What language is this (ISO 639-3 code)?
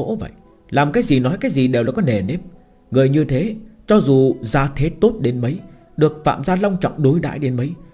vie